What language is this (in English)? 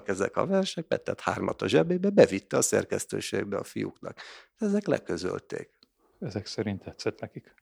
Hungarian